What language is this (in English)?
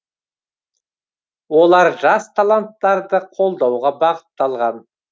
Kazakh